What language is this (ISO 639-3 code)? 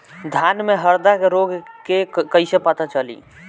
bho